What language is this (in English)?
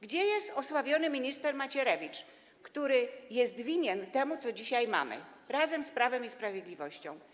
Polish